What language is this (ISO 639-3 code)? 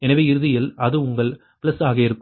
tam